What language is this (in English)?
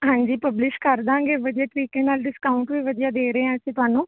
Punjabi